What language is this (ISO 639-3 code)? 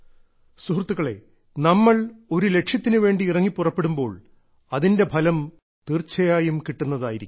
mal